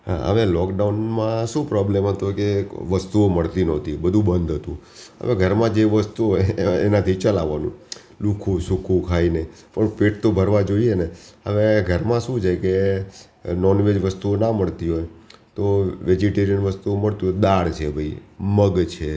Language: Gujarati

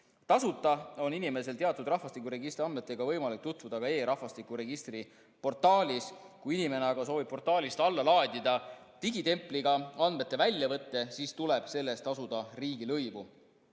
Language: Estonian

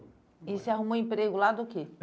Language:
Portuguese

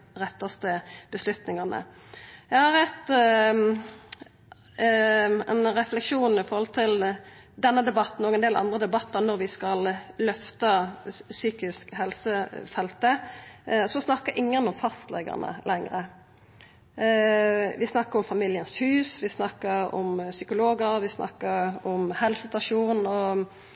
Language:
Norwegian Nynorsk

